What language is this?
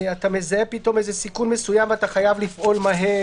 Hebrew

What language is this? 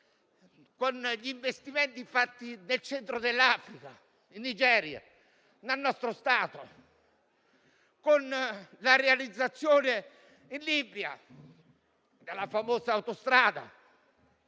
Italian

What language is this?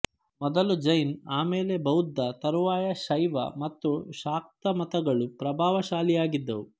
Kannada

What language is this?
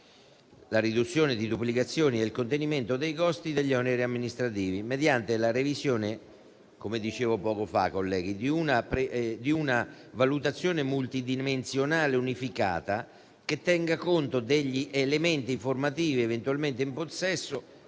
Italian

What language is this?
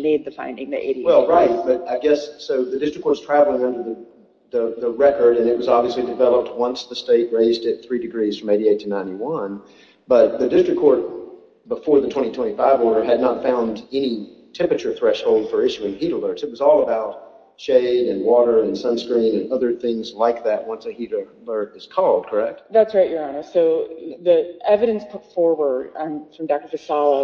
English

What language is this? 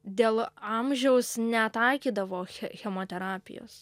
Lithuanian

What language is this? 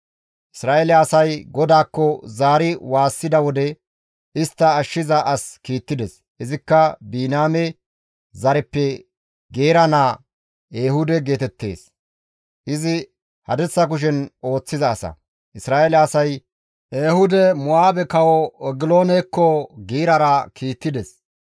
Gamo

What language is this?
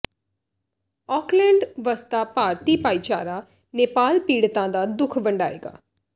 Punjabi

